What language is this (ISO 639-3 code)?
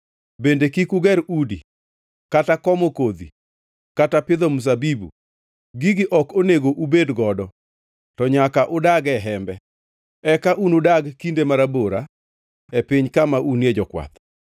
luo